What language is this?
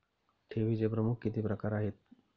Marathi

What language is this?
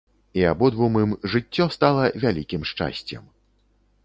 Belarusian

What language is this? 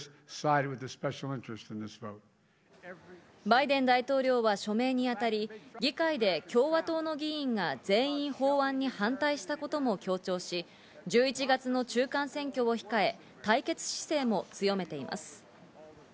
Japanese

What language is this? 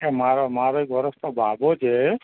Gujarati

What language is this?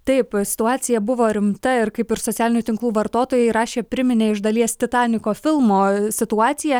Lithuanian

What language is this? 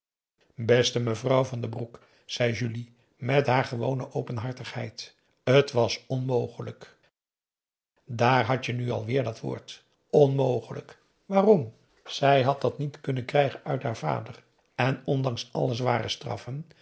Dutch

